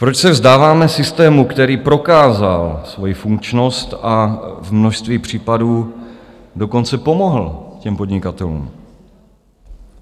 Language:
Czech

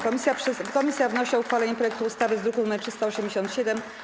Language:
Polish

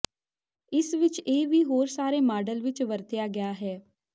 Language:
Punjabi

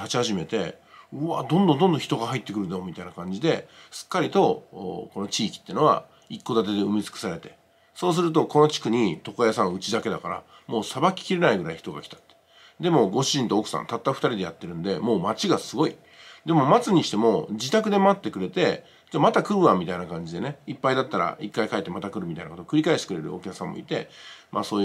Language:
Japanese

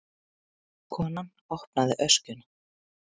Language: Icelandic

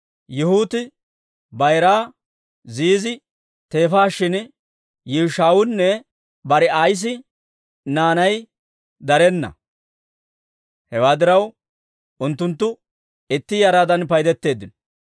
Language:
Dawro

